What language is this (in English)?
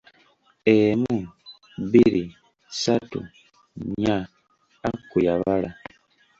Ganda